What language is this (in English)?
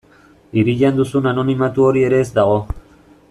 Basque